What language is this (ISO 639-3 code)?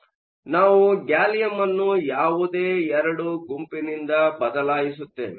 kan